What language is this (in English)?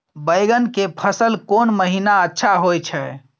Maithili